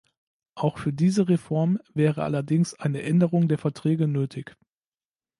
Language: German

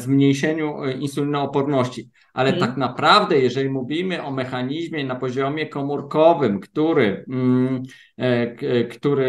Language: Polish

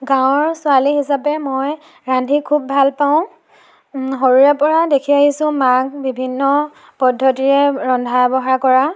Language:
Assamese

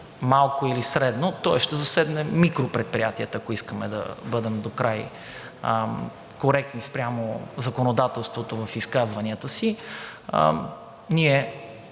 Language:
Bulgarian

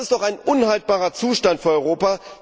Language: German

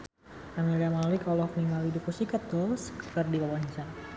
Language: Sundanese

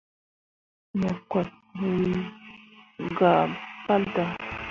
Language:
Mundang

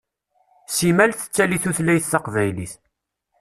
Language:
Kabyle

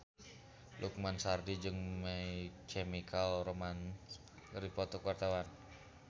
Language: Sundanese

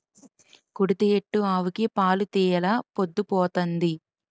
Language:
Telugu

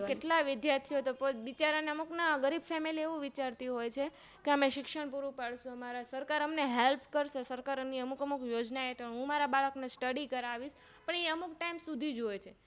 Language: Gujarati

